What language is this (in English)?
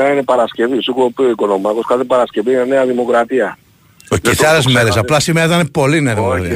Greek